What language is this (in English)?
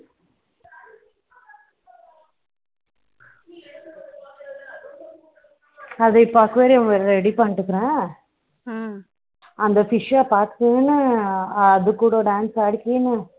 Tamil